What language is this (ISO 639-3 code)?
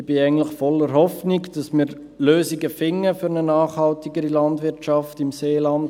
gsw